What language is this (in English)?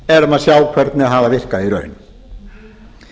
Icelandic